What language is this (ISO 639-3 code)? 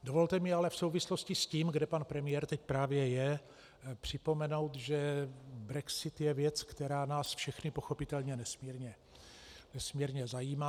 ces